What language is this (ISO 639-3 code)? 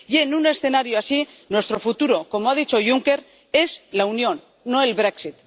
spa